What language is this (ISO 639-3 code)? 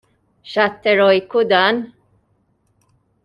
mlt